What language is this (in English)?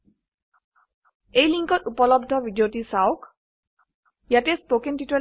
Assamese